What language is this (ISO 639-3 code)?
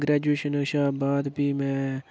doi